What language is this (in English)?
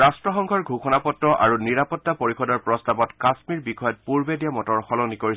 Assamese